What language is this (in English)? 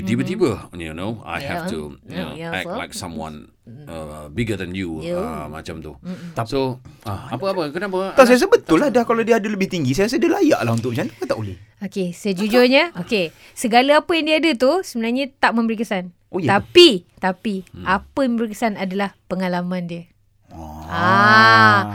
Malay